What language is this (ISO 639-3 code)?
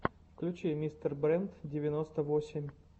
rus